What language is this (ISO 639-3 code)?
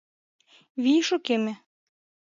chm